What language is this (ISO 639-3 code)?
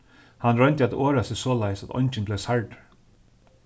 fao